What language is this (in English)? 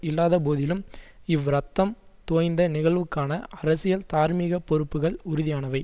Tamil